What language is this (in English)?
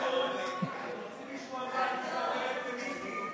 Hebrew